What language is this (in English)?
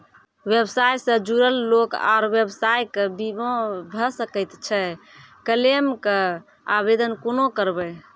Maithili